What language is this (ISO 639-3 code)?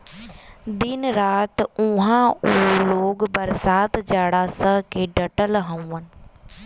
bho